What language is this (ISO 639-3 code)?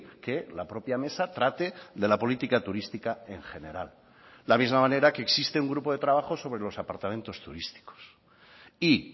spa